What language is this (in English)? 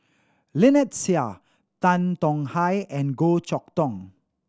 English